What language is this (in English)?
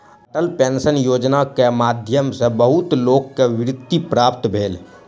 Maithili